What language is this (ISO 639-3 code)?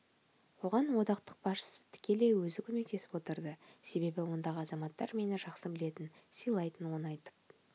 kaz